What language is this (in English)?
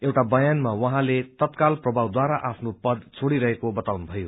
Nepali